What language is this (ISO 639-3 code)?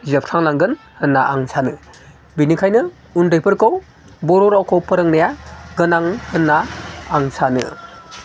brx